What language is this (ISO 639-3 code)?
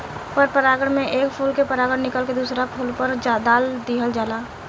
bho